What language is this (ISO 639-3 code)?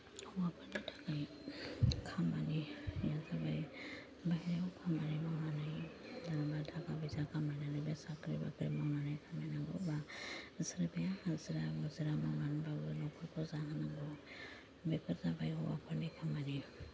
brx